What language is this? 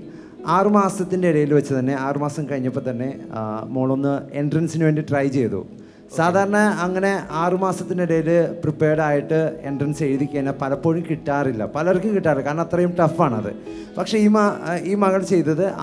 Malayalam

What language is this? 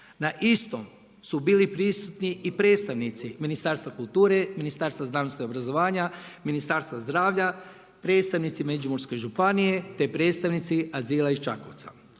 Croatian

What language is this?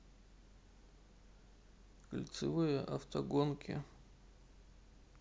Russian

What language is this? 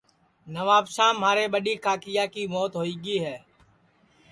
Sansi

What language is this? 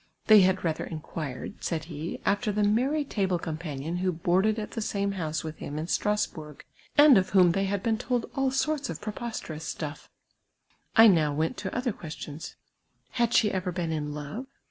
English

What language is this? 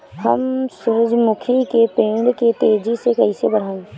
Bhojpuri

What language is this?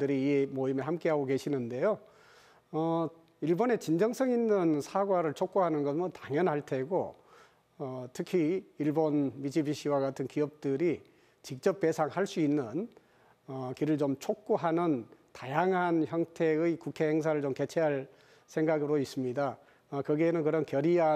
Korean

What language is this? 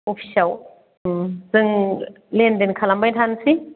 Bodo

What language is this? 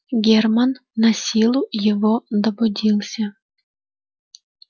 Russian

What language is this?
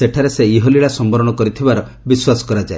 Odia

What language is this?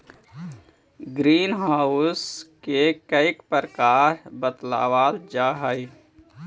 Magahi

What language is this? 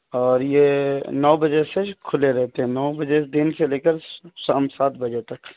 Urdu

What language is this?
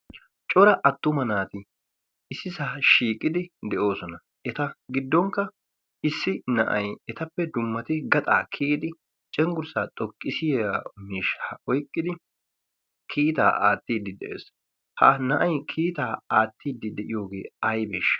Wolaytta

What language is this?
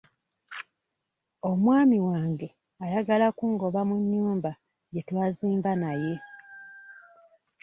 Ganda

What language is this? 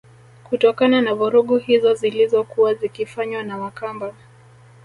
Swahili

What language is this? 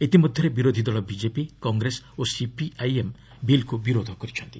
Odia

